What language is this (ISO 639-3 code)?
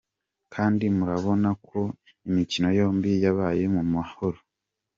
kin